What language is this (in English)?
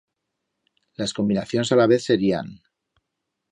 Aragonese